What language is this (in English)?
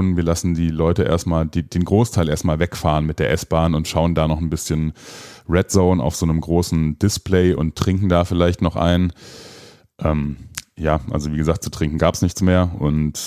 German